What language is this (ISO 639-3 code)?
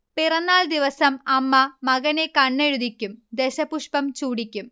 mal